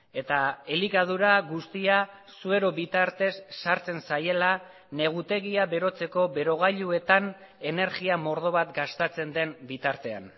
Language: Basque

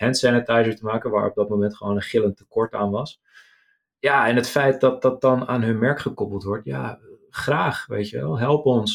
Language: Dutch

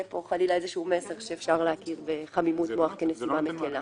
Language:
Hebrew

